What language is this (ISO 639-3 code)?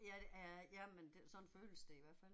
dan